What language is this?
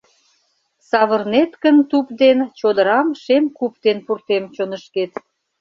Mari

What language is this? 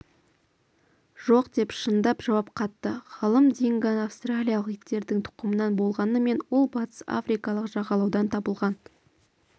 Kazakh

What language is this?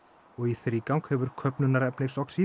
Icelandic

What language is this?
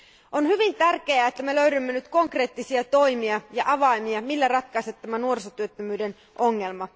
Finnish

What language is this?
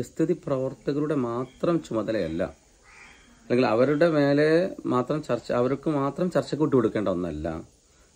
Malayalam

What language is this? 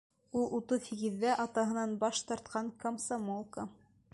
Bashkir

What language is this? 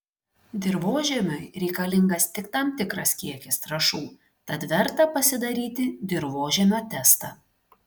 Lithuanian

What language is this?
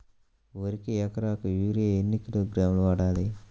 Telugu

